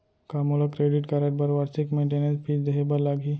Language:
Chhattisgarhi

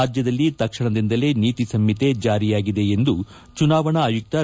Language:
Kannada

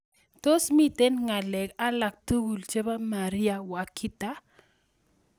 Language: Kalenjin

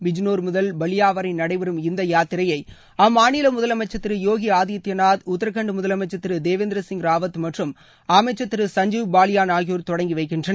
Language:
Tamil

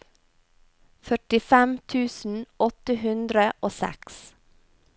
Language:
Norwegian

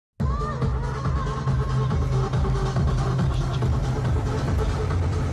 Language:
Turkish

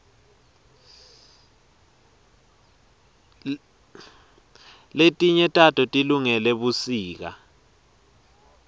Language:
Swati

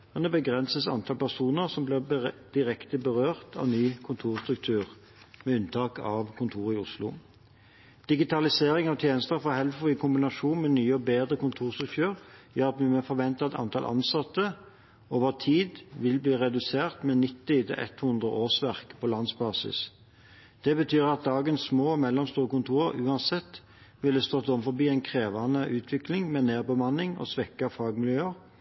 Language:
Norwegian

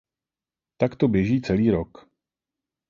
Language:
Czech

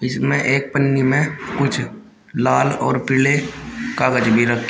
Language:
Hindi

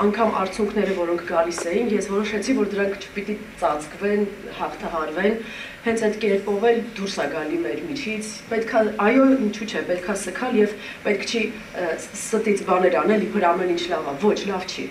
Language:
Romanian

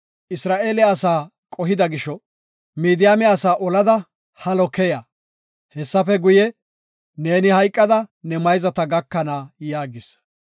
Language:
Gofa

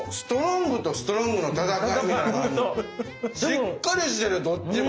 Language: Japanese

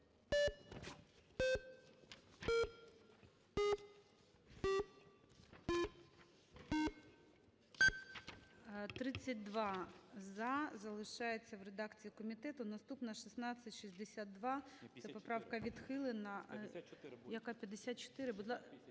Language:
Ukrainian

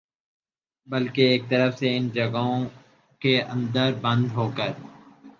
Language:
Urdu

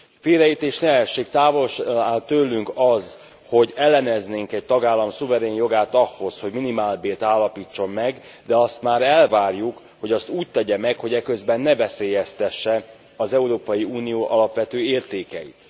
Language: Hungarian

